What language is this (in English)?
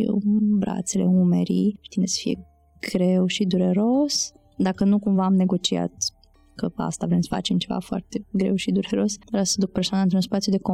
Romanian